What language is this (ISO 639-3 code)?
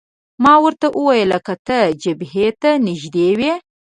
pus